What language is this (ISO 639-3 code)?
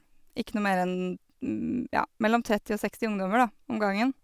nor